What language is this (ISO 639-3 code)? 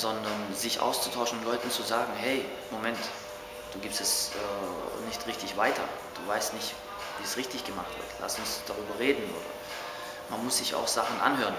deu